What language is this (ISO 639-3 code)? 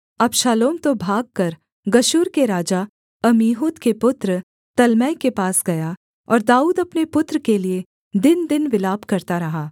hin